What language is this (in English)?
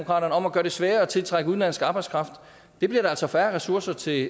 Danish